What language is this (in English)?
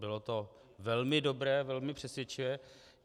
Czech